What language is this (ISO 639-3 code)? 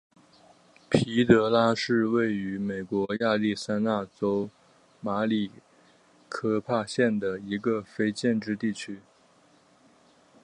zho